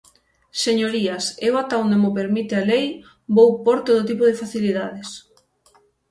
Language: Galician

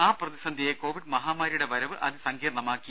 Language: Malayalam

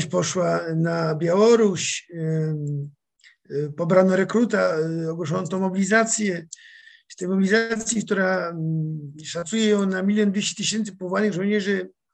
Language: Polish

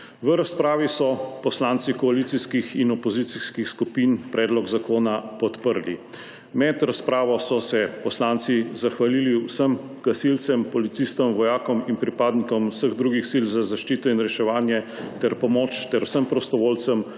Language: Slovenian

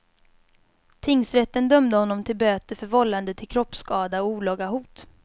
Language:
Swedish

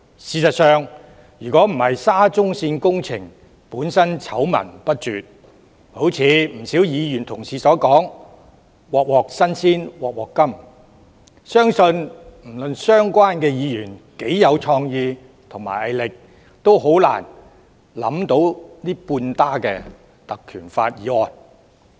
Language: Cantonese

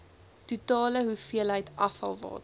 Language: Afrikaans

